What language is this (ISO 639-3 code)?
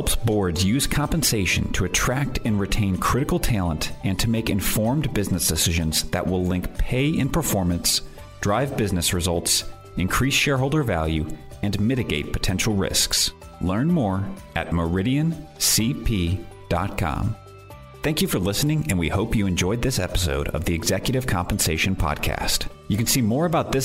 eng